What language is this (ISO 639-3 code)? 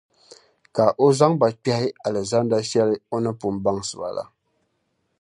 dag